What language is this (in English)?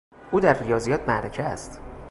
Persian